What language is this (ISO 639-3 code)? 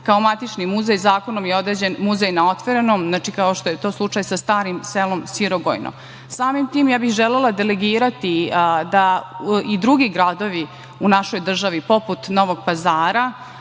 srp